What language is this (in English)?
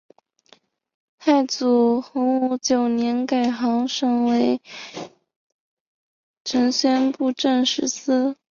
Chinese